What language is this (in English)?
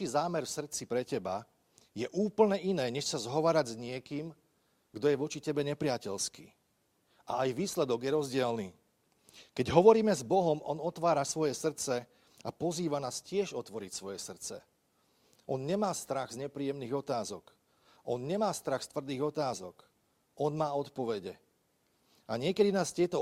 Slovak